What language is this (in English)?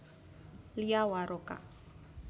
Javanese